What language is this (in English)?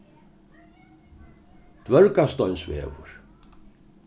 Faroese